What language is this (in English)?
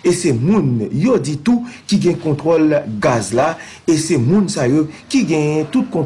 French